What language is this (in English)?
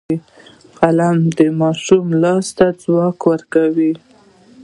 Pashto